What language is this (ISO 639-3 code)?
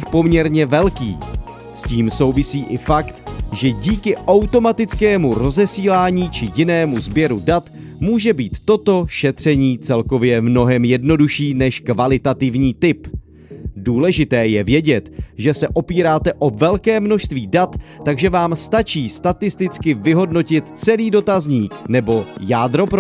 ces